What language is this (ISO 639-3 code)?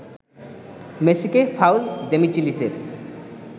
ben